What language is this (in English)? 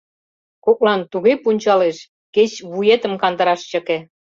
Mari